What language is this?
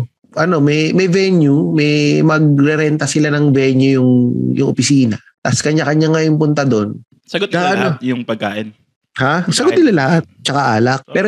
Filipino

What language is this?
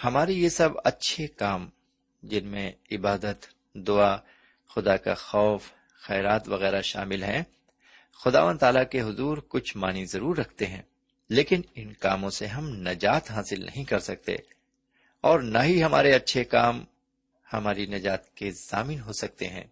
Urdu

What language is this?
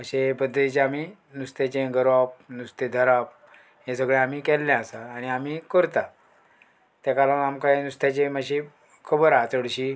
Konkani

